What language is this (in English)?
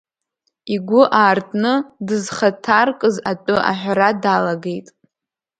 Abkhazian